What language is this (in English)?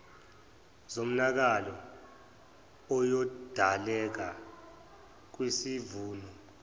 Zulu